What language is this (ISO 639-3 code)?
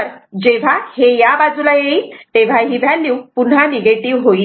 mar